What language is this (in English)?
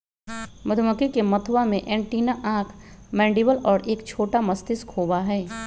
Magahi